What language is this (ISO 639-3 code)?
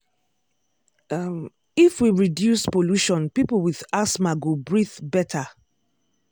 pcm